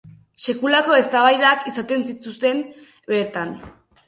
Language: Basque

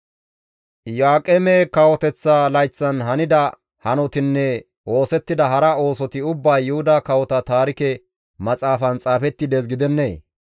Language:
Gamo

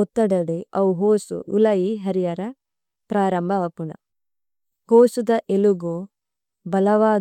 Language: Tulu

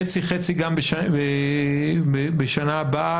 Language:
Hebrew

